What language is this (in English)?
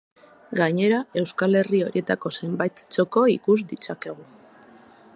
Basque